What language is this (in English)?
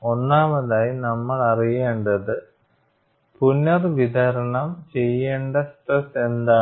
Malayalam